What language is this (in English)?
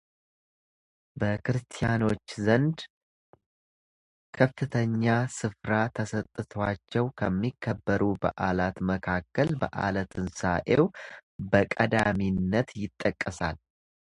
Amharic